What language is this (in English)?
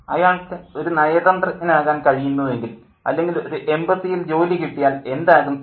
Malayalam